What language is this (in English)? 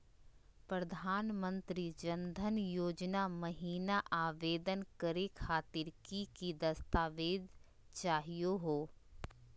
Magahi